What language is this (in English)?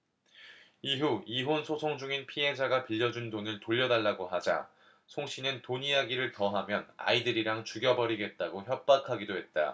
Korean